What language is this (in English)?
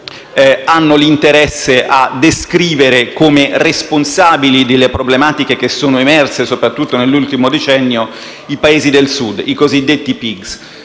Italian